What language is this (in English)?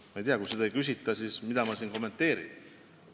Estonian